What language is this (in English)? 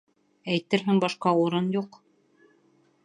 Bashkir